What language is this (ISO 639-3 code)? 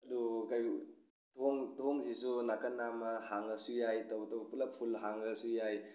mni